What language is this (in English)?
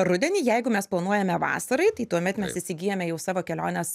Lithuanian